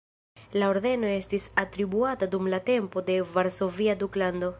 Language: Esperanto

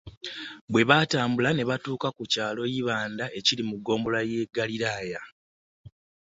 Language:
Ganda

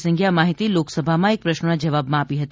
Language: Gujarati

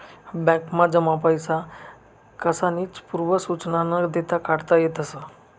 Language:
Marathi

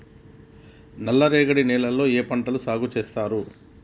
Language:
Telugu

